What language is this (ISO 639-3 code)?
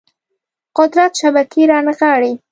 pus